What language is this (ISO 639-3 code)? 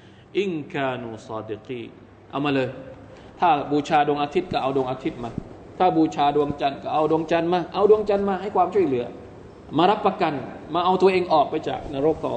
tha